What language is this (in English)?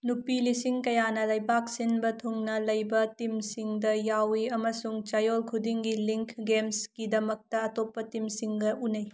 Manipuri